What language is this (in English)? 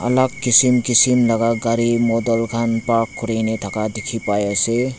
Naga Pidgin